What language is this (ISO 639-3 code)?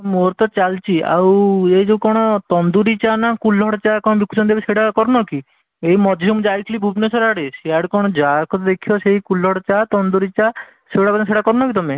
ori